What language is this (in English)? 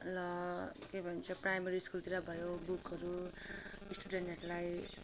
Nepali